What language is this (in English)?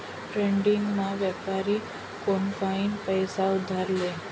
Marathi